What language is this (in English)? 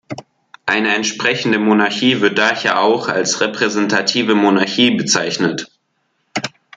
German